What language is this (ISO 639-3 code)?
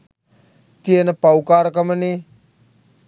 sin